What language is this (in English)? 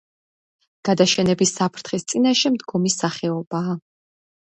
Georgian